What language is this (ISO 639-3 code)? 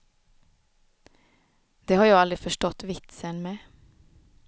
swe